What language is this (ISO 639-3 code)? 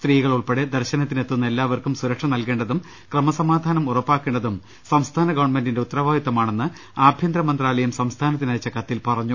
mal